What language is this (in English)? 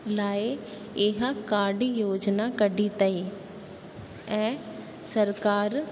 Sindhi